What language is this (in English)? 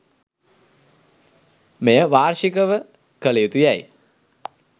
Sinhala